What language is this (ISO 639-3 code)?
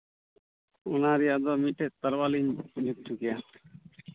sat